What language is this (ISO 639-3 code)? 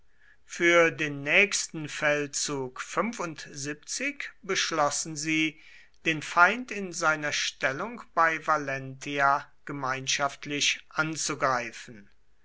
deu